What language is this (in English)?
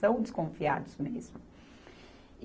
Portuguese